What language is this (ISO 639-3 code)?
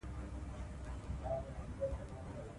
pus